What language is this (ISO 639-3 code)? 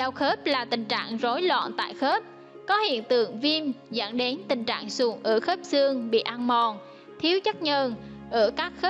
vie